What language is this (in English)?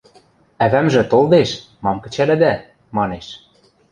Western Mari